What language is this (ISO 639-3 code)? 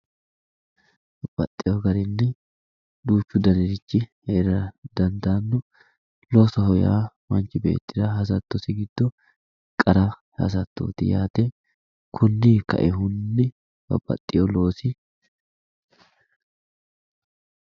sid